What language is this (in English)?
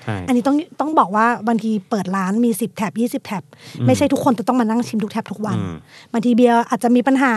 Thai